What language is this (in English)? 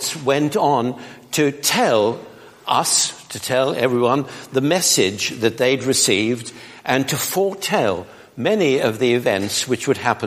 English